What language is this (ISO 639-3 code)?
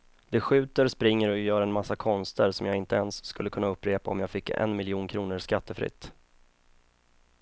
swe